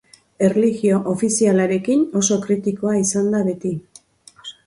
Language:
Basque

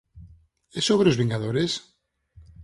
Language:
Galician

